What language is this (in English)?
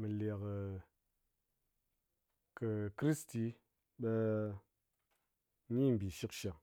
Ngas